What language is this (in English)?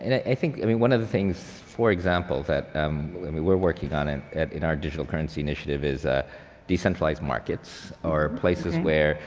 English